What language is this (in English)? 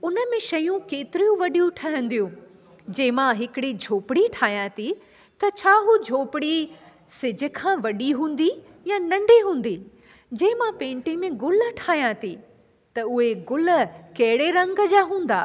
Sindhi